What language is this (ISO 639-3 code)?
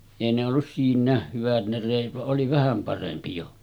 fin